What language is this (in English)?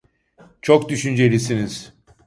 Turkish